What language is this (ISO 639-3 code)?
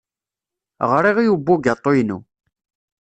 kab